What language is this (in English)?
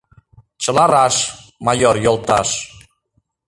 Mari